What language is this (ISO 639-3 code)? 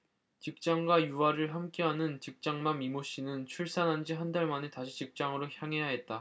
kor